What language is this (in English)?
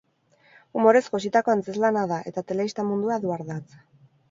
Basque